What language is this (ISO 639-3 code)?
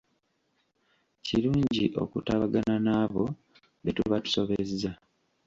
lug